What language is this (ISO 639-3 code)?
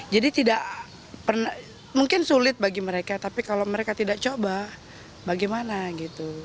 ind